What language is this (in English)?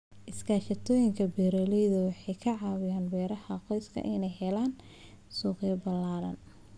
Somali